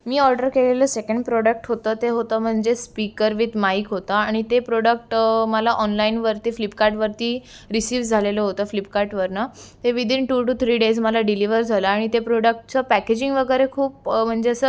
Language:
Marathi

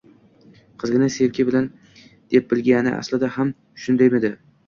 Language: Uzbek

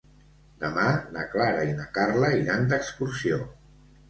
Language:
Catalan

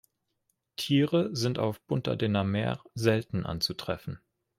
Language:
German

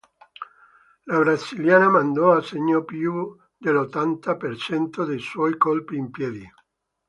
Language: Italian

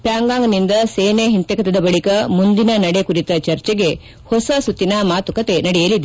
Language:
Kannada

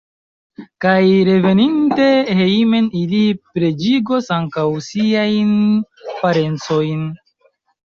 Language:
Esperanto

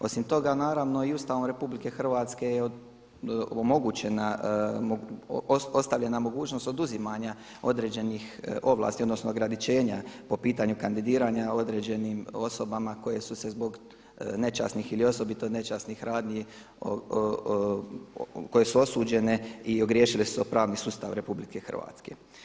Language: Croatian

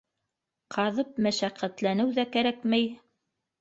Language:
Bashkir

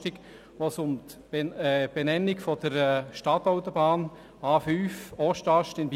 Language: Swiss German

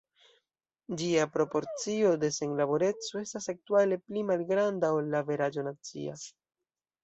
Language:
Esperanto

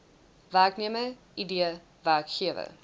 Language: Afrikaans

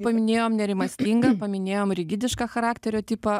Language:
Lithuanian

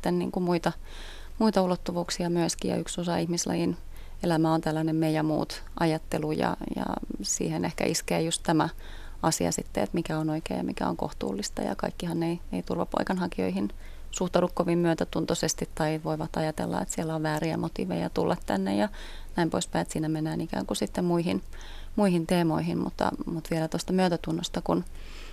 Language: Finnish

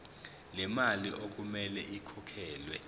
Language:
Zulu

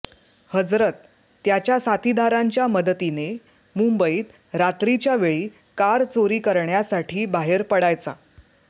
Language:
Marathi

